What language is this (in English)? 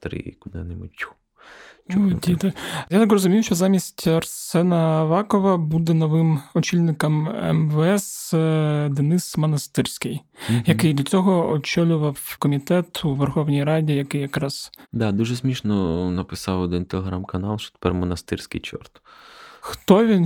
Ukrainian